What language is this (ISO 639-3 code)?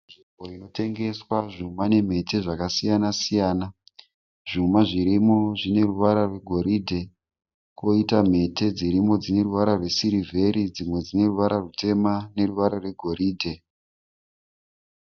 sna